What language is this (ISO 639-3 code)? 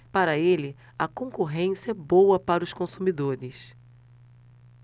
por